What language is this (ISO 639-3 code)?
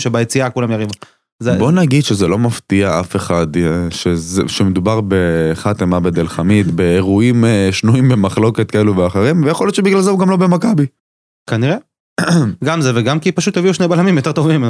heb